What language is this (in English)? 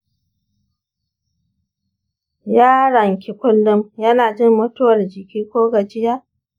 Hausa